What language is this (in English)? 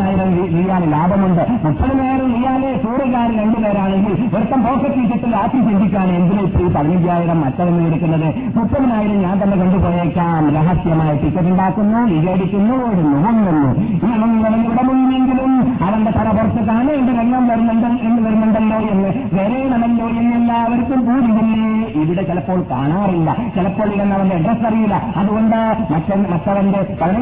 Malayalam